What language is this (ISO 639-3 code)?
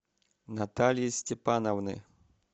rus